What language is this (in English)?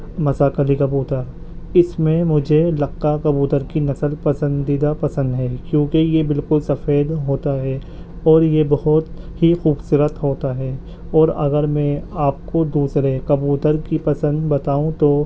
Urdu